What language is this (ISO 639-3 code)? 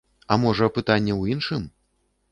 bel